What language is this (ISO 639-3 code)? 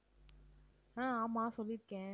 tam